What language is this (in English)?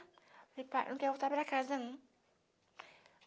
Portuguese